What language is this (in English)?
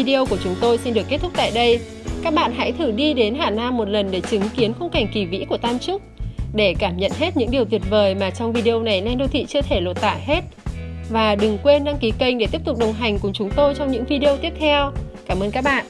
Vietnamese